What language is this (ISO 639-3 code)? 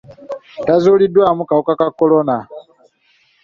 lug